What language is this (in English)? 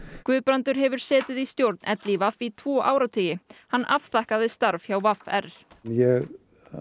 Icelandic